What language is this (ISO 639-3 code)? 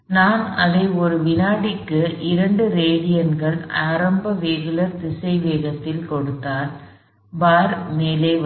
tam